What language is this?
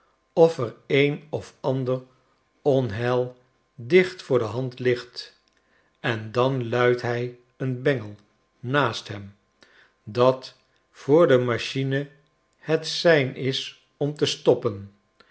Dutch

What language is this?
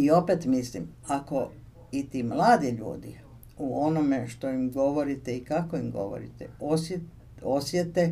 Croatian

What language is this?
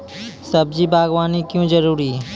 Maithili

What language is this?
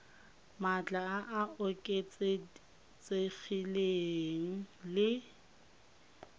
Tswana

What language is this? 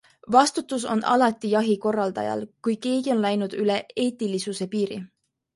Estonian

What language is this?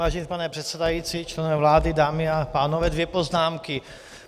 Czech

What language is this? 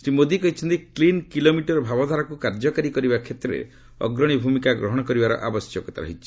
Odia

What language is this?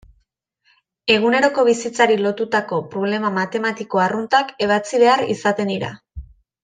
Basque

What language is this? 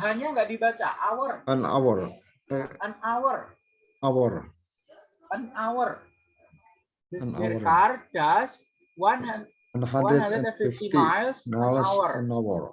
Indonesian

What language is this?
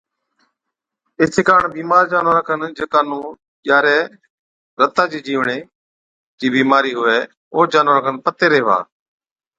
Od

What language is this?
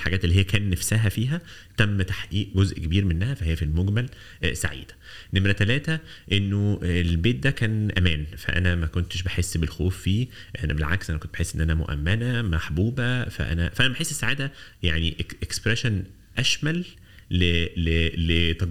Arabic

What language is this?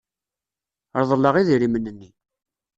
Kabyle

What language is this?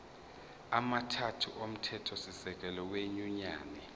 Zulu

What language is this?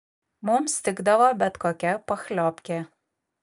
Lithuanian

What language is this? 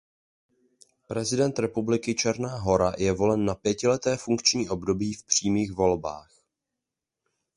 Czech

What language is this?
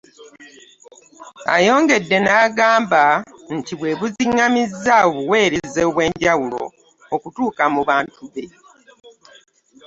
Ganda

